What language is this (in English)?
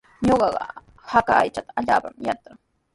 Sihuas Ancash Quechua